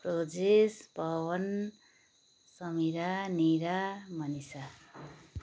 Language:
Nepali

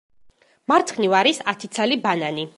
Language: Georgian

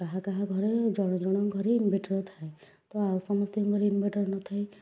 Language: Odia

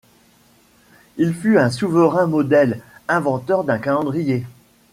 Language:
French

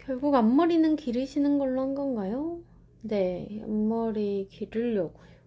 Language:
Korean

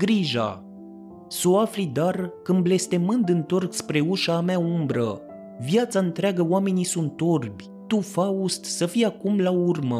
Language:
Romanian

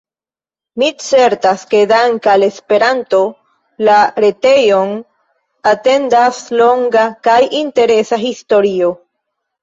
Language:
Esperanto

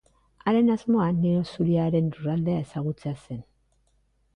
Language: Basque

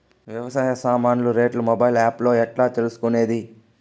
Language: Telugu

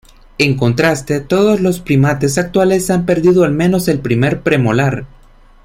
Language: Spanish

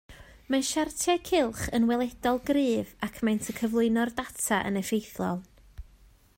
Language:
Welsh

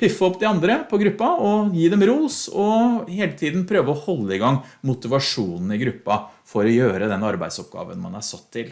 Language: Norwegian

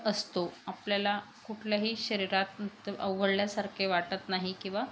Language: Marathi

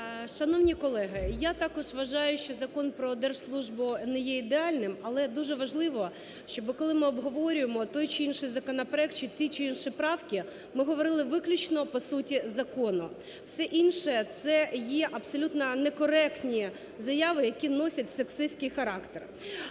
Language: Ukrainian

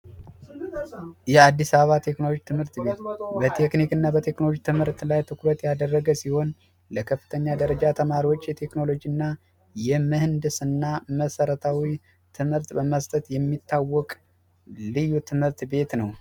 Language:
Amharic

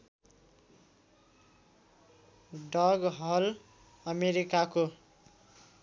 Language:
Nepali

